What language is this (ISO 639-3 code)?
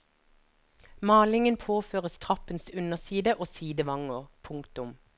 nor